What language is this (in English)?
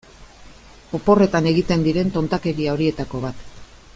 Basque